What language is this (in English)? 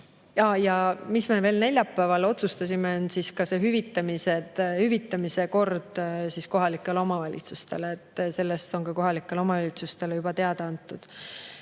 Estonian